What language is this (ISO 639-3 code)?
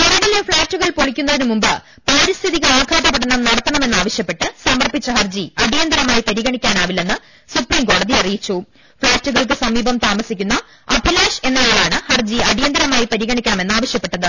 mal